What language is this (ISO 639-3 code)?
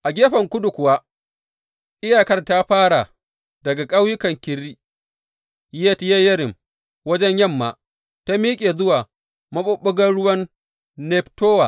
hau